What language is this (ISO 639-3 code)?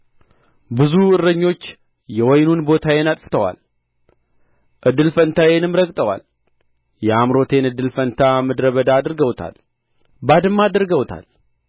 amh